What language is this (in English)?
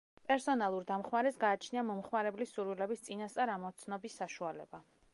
Georgian